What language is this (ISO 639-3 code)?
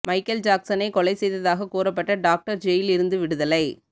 tam